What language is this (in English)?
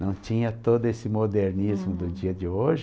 Portuguese